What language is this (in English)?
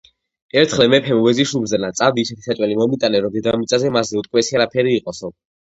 Georgian